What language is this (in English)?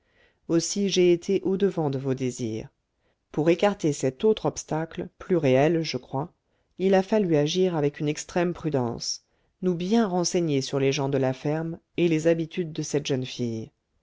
French